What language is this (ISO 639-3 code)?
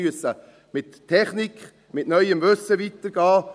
gsw